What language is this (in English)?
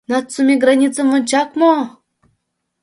Mari